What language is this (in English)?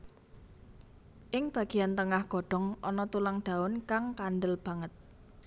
Javanese